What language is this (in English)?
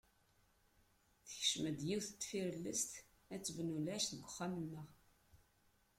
Kabyle